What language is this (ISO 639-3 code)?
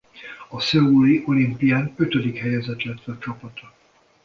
hun